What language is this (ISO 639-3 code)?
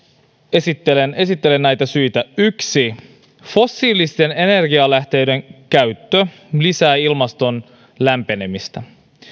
fin